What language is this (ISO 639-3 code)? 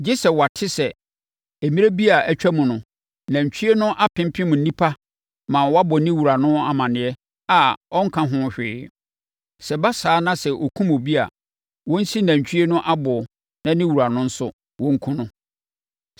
aka